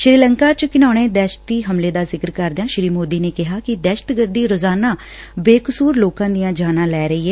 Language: Punjabi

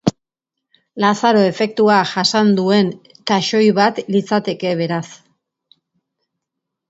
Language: Basque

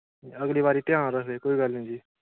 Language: Dogri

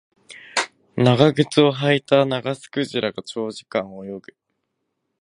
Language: Japanese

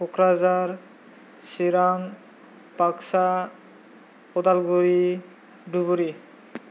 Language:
Bodo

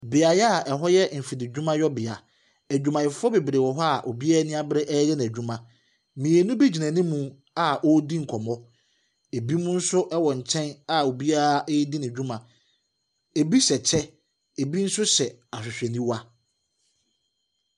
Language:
Akan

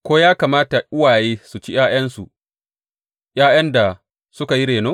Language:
Hausa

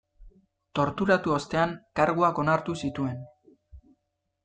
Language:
Basque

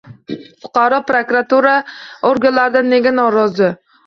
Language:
Uzbek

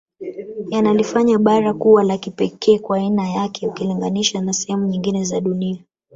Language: Swahili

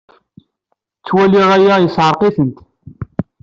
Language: Kabyle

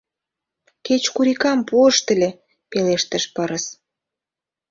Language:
Mari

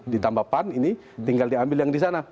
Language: Indonesian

